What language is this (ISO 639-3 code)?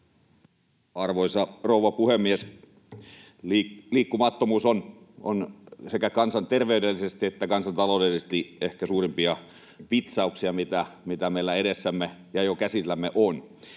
fin